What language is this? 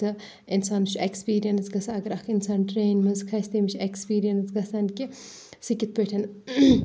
Kashmiri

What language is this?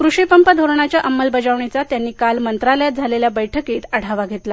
Marathi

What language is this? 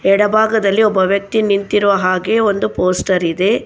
Kannada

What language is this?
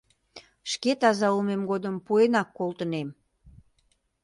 Mari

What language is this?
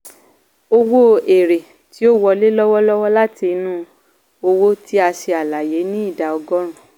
Yoruba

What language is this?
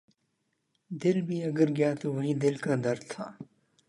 Urdu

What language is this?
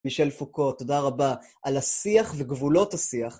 Hebrew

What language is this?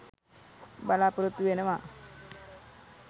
Sinhala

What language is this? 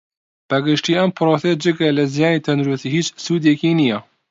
Central Kurdish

